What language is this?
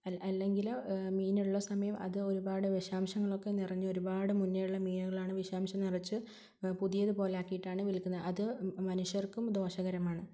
Malayalam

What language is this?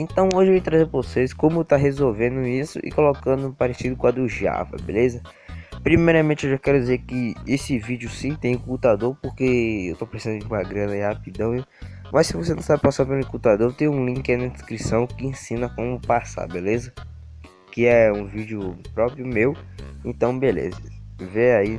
Portuguese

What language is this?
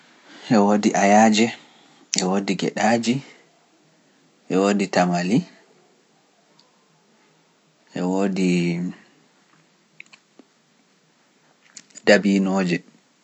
Pular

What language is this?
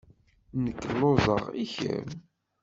Kabyle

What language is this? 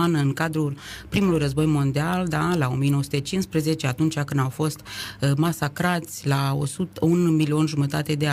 Romanian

